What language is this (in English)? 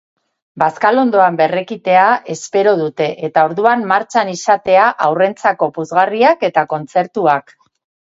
Basque